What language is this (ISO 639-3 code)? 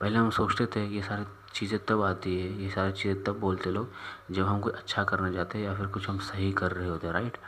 hin